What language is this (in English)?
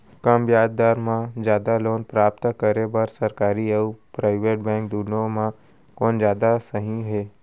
Chhattisgarhi